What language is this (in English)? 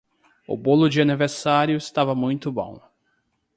Portuguese